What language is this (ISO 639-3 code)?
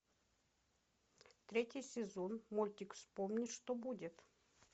rus